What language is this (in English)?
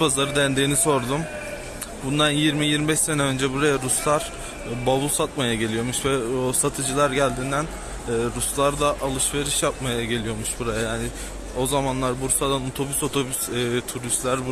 Turkish